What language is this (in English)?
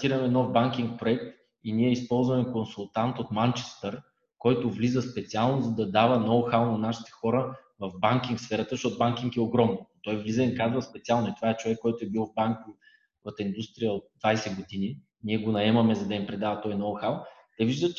Bulgarian